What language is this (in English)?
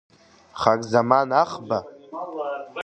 Abkhazian